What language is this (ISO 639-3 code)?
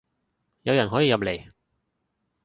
yue